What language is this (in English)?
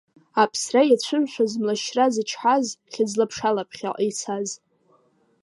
Abkhazian